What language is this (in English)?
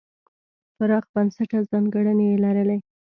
Pashto